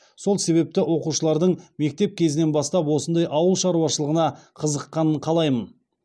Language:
Kazakh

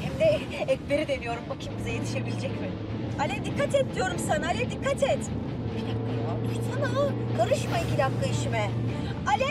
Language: Turkish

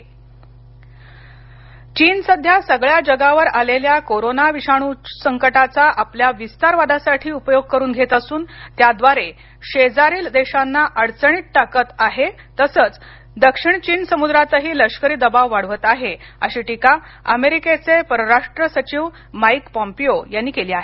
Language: Marathi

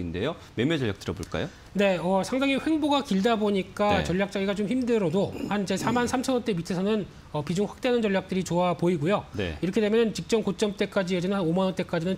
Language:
Korean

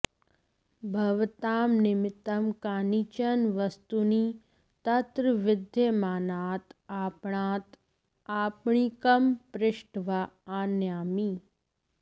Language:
Sanskrit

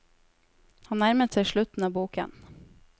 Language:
Norwegian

